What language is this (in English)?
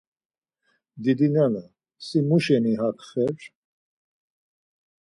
Laz